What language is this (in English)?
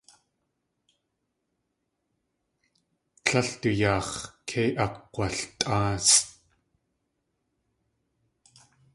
Tlingit